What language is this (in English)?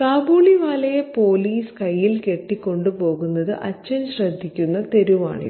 Malayalam